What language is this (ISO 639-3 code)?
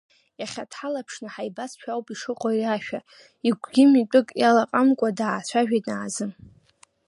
abk